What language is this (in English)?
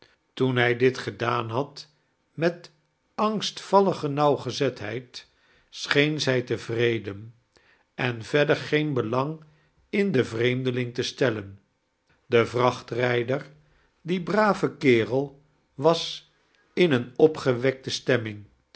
Dutch